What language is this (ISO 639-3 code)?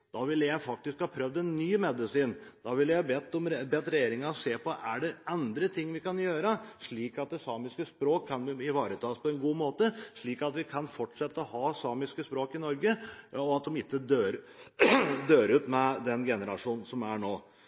nob